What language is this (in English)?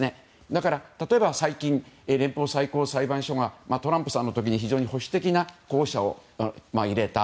Japanese